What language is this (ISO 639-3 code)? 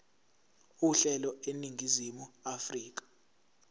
zul